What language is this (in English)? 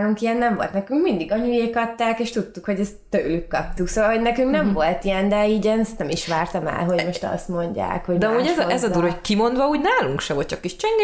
Hungarian